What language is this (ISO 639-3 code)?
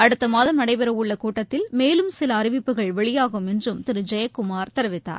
tam